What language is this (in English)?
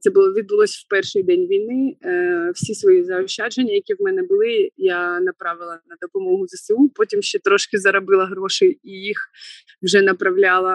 Ukrainian